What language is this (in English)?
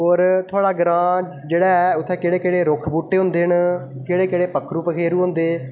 Dogri